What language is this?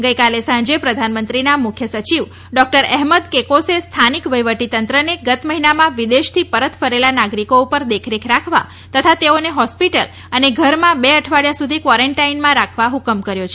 Gujarati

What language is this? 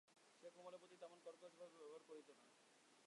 Bangla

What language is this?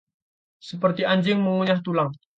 Indonesian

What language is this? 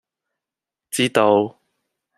Cantonese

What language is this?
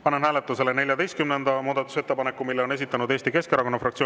Estonian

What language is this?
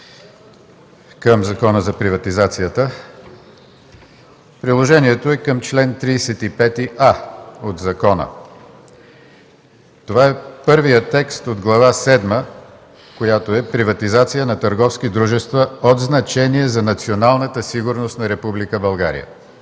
Bulgarian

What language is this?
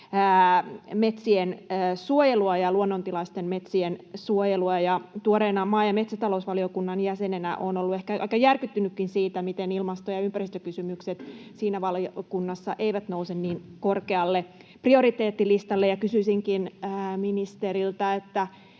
Finnish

